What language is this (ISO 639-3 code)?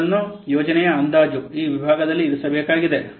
kan